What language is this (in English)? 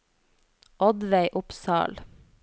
Norwegian